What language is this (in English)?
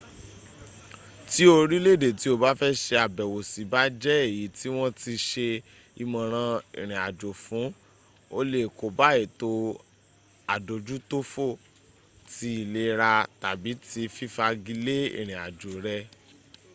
Yoruba